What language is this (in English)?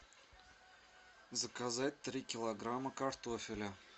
Russian